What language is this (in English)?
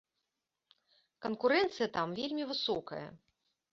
Belarusian